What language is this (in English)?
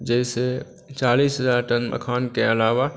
Maithili